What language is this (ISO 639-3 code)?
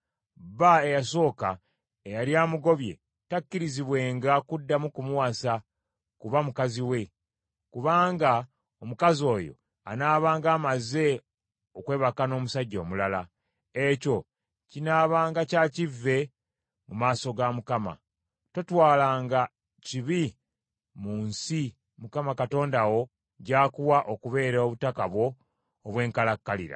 lug